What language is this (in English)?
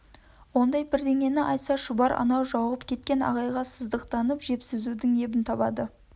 Kazakh